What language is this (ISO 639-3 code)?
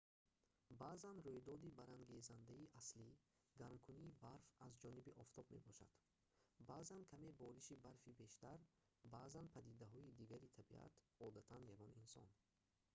tgk